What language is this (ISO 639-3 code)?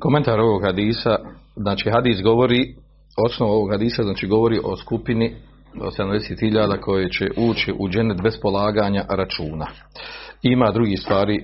hrv